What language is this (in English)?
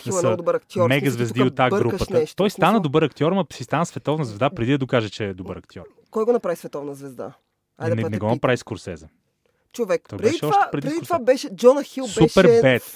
Bulgarian